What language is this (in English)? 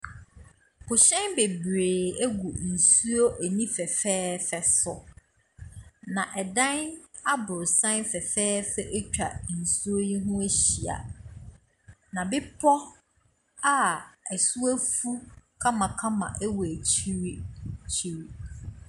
Akan